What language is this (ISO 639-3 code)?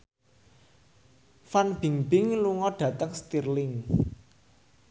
jav